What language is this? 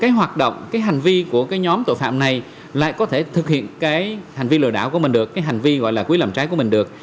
Vietnamese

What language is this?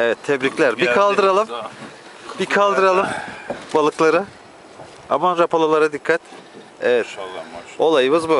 Turkish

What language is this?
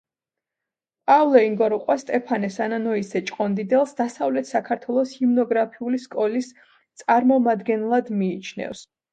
Georgian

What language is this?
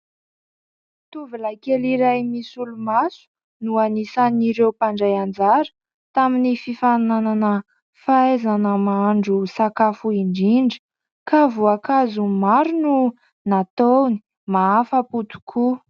Malagasy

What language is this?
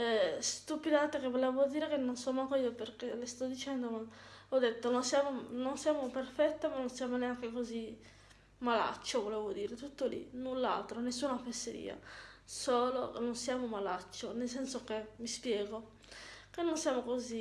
Italian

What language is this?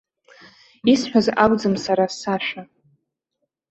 Abkhazian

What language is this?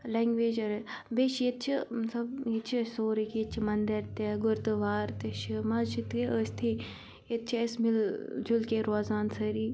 Kashmiri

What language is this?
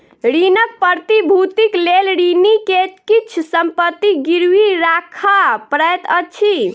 Maithili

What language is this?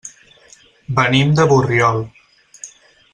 Catalan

